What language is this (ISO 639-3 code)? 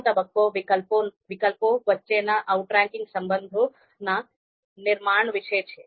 guj